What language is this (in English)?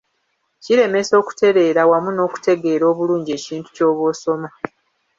Ganda